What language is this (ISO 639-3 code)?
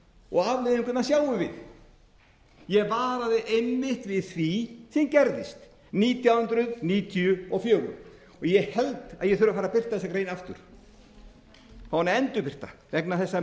isl